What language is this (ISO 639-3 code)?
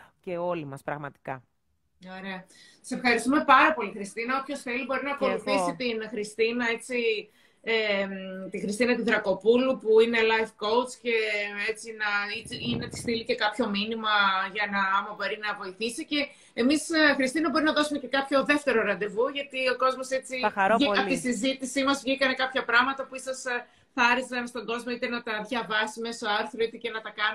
ell